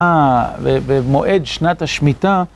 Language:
Hebrew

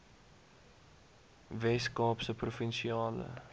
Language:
Afrikaans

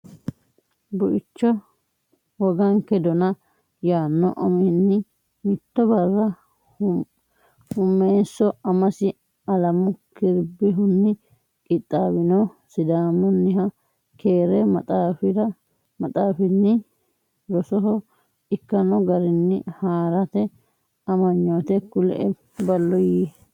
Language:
Sidamo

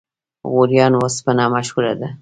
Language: Pashto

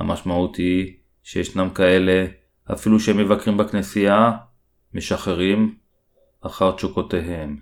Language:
Hebrew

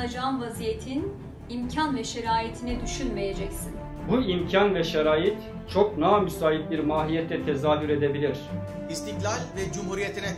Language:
Turkish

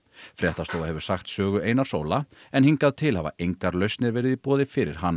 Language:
Icelandic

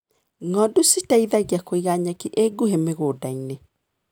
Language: Kikuyu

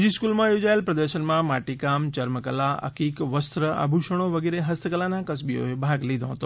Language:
Gujarati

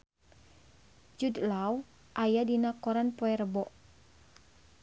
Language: Sundanese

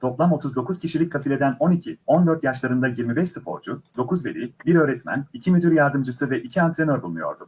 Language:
Turkish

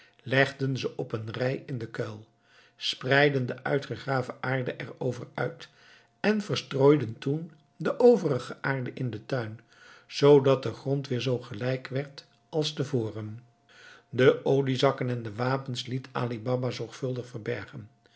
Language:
Dutch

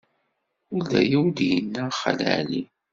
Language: Kabyle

